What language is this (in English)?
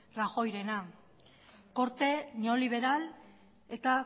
Basque